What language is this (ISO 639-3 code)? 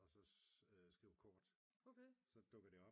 dan